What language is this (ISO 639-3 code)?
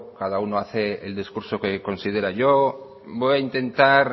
spa